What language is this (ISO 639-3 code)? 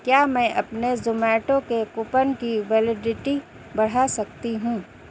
urd